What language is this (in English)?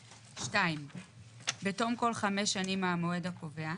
Hebrew